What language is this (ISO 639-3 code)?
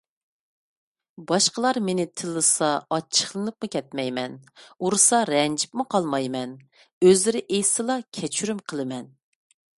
uig